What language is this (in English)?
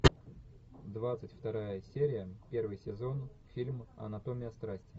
Russian